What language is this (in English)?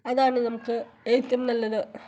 Malayalam